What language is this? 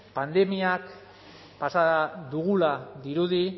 Basque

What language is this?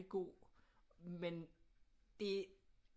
Danish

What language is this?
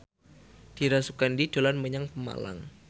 Javanese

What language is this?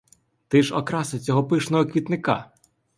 Ukrainian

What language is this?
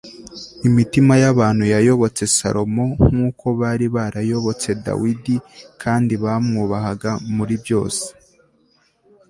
Kinyarwanda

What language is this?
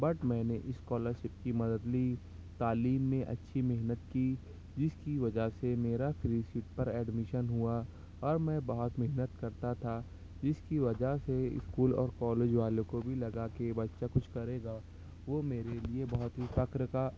Urdu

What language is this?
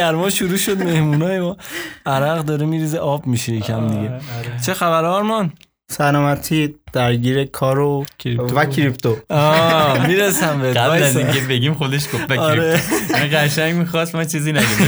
Persian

